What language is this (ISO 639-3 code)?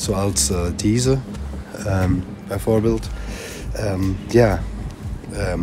nld